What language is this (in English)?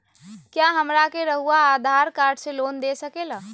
Magahi